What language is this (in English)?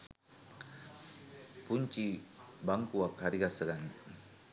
Sinhala